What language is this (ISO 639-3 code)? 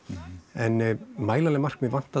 isl